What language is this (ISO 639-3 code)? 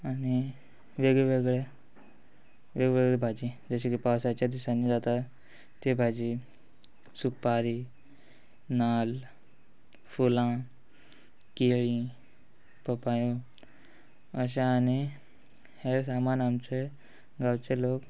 kok